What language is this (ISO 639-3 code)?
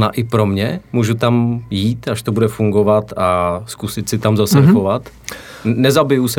ces